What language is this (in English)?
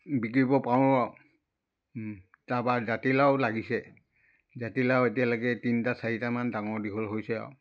Assamese